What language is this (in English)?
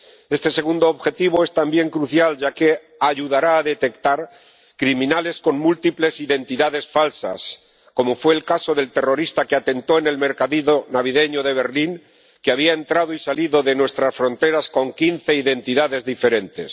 Spanish